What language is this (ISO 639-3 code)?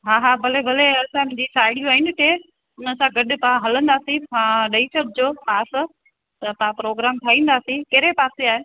snd